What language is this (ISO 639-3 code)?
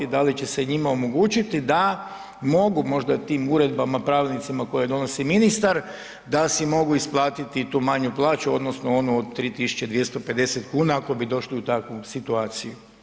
hrv